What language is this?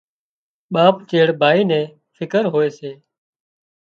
Wadiyara Koli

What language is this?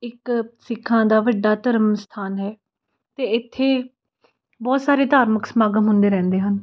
Punjabi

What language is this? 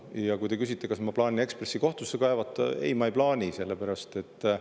Estonian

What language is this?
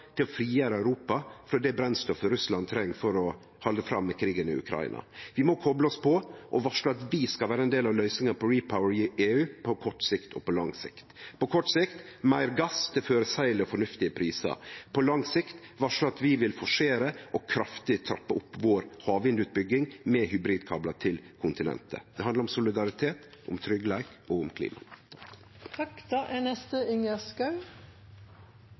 Norwegian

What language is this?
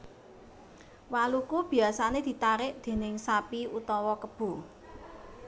Javanese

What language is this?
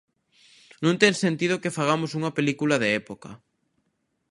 Galician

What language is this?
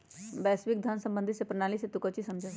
Magahi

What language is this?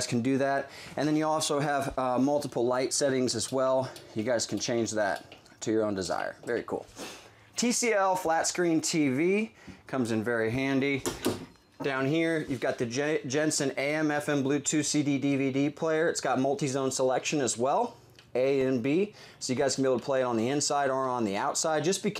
English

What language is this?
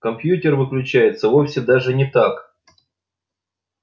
Russian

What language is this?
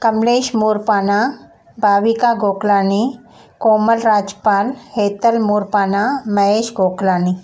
Sindhi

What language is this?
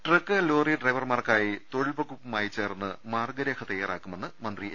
Malayalam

